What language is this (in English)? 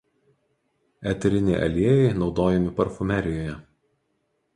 Lithuanian